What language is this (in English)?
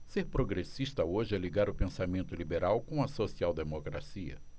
Portuguese